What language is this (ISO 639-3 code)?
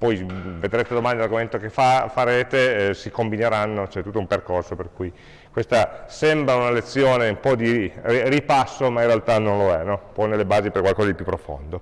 ita